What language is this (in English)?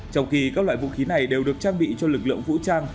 Vietnamese